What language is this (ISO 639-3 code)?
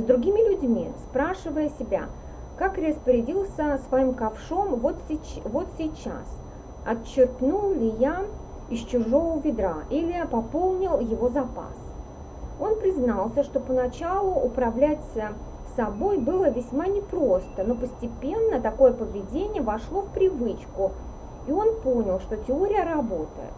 rus